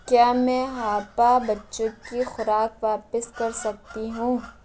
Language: Urdu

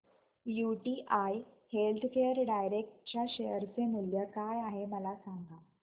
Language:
Marathi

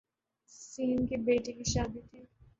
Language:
Urdu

